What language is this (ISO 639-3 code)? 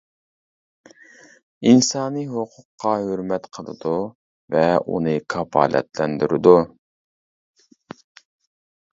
uig